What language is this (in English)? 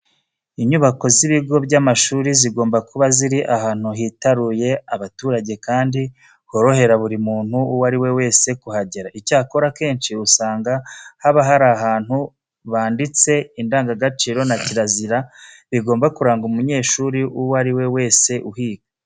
Kinyarwanda